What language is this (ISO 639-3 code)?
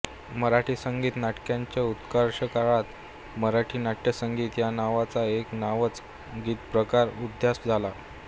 mar